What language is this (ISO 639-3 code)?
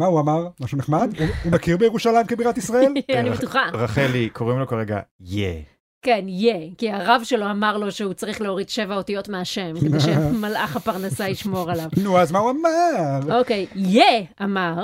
heb